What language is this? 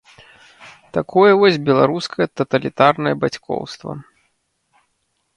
Belarusian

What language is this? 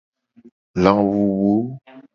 Gen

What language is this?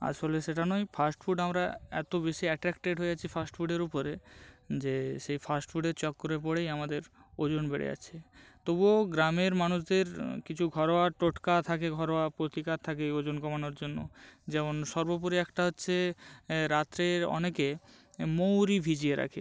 Bangla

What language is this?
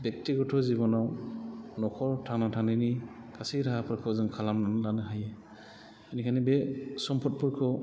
Bodo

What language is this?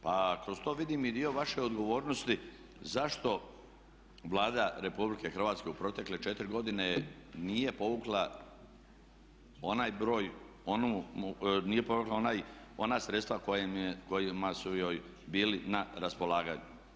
Croatian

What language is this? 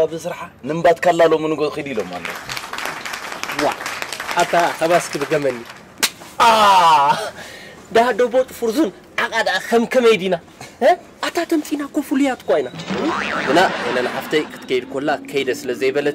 Arabic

